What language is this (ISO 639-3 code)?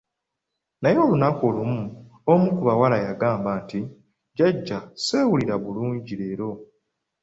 lug